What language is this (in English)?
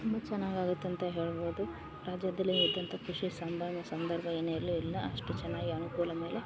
Kannada